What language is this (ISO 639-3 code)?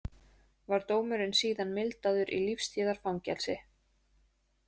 isl